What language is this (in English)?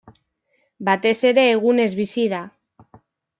Basque